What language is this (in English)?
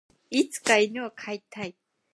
Japanese